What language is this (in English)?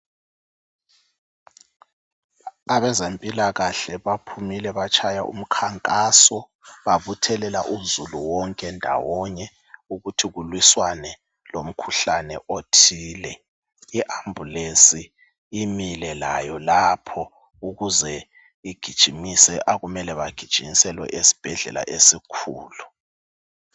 North Ndebele